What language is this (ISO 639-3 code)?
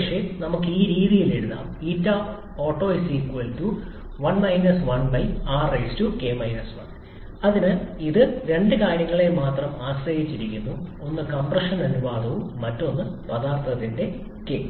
mal